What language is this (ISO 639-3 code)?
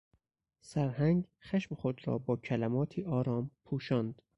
fas